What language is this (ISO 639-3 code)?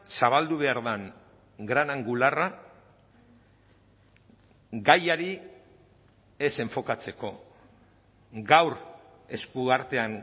eus